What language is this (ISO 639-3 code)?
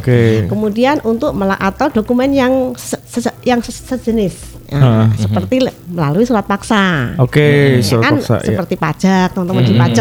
ind